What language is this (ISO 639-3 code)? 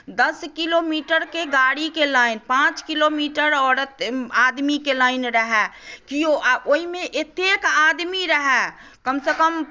mai